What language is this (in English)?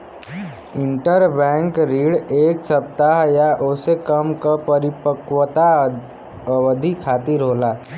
Bhojpuri